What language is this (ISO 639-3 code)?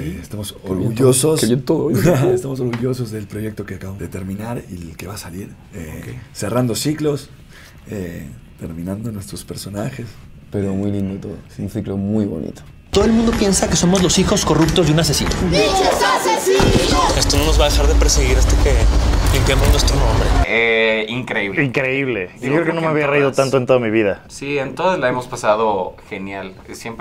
spa